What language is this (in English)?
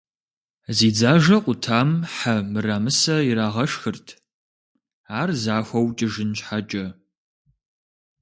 Kabardian